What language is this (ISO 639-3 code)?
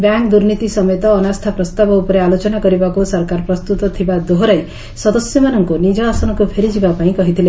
ori